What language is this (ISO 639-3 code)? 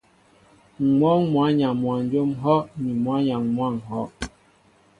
mbo